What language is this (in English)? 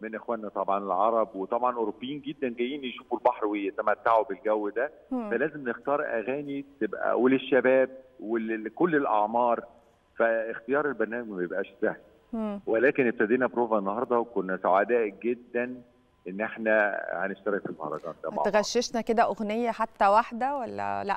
Arabic